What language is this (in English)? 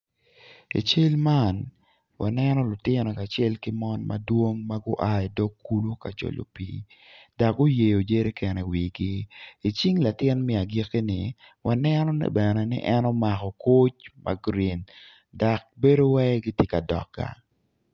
Acoli